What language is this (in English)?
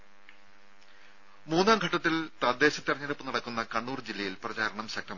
Malayalam